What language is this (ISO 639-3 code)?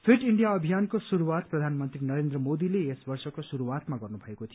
nep